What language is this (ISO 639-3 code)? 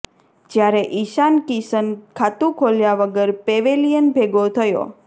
guj